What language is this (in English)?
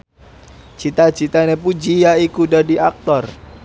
Javanese